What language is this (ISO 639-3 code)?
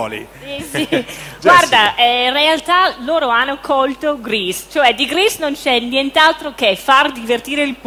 ita